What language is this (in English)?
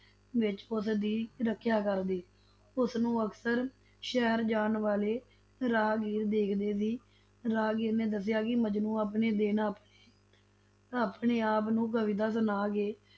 Punjabi